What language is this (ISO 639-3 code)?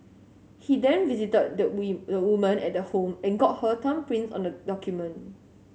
eng